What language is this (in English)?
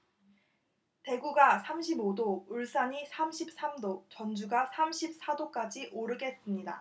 Korean